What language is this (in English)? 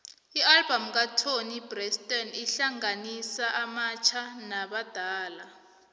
South Ndebele